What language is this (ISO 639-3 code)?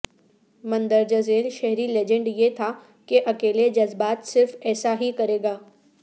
urd